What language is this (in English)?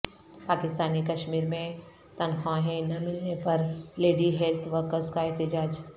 Urdu